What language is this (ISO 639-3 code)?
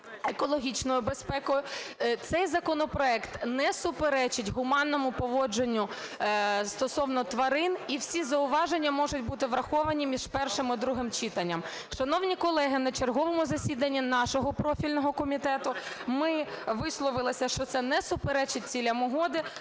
ukr